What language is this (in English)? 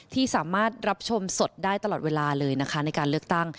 Thai